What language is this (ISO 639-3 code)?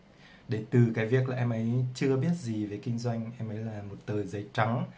vie